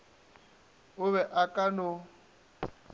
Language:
Northern Sotho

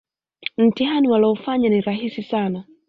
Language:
Swahili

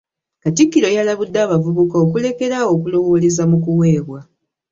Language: Ganda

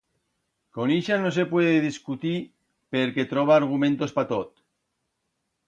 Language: Aragonese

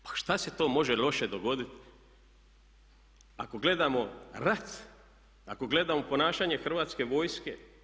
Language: Croatian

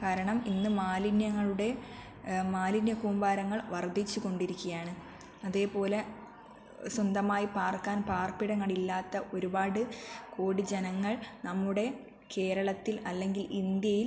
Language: Malayalam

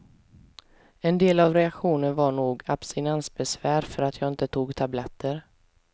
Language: Swedish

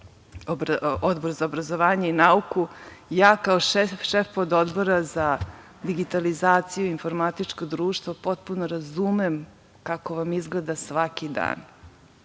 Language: Serbian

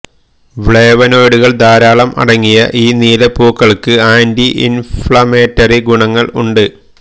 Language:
Malayalam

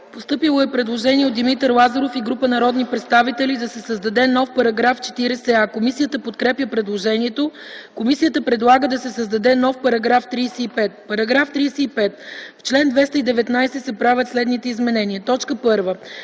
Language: Bulgarian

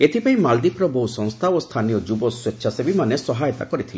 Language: Odia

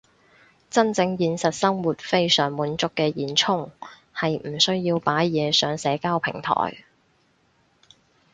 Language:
Cantonese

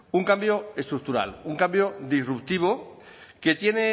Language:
Spanish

